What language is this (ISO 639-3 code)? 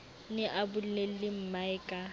sot